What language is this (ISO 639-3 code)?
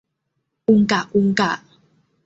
tha